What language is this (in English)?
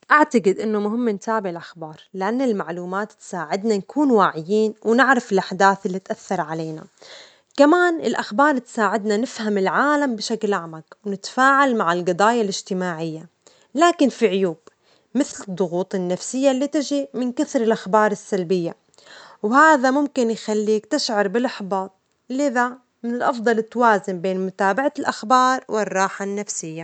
Omani Arabic